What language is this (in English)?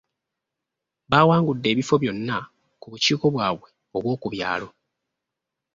Ganda